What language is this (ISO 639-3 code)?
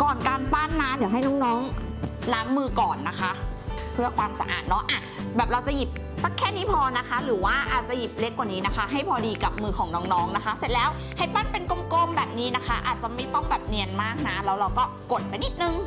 tha